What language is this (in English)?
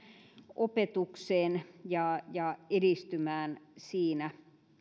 Finnish